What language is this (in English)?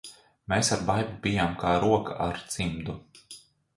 Latvian